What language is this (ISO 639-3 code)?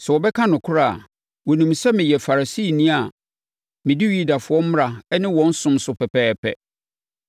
aka